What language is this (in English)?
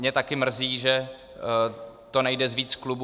Czech